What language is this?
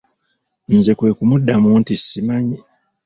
Ganda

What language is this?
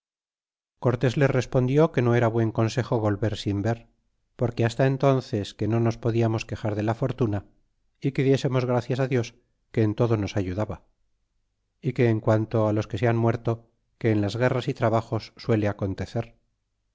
Spanish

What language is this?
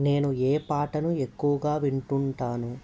Telugu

